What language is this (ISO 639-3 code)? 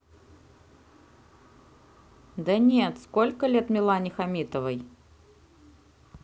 rus